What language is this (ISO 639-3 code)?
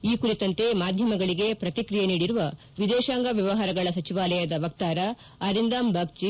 kan